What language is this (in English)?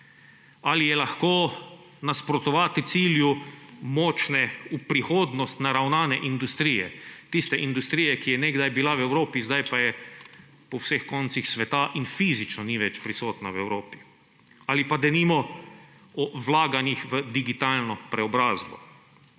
Slovenian